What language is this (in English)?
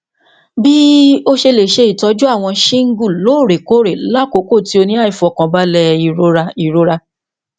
Yoruba